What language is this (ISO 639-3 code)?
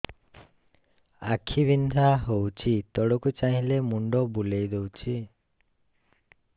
ori